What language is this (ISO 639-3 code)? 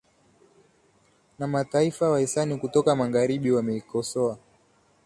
swa